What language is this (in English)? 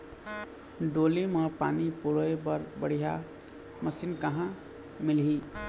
Chhattisgarhi